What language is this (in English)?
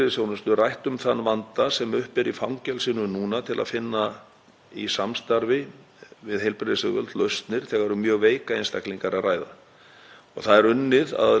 Icelandic